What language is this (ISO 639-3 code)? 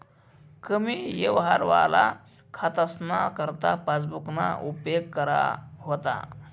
mar